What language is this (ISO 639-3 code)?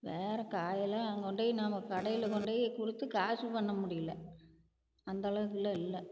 tam